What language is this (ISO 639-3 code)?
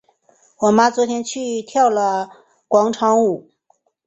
zho